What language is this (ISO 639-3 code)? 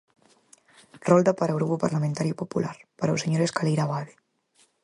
glg